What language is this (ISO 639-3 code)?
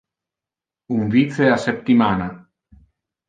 ina